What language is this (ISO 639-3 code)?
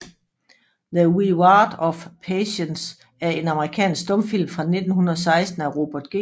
dan